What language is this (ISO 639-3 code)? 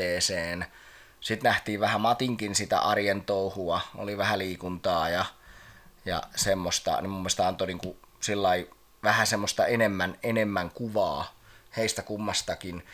fin